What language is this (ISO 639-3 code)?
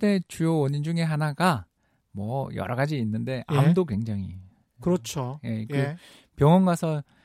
kor